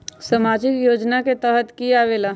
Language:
Magahi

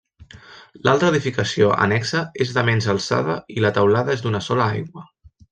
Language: Catalan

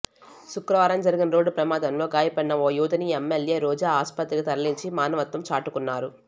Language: Telugu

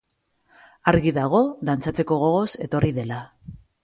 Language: Basque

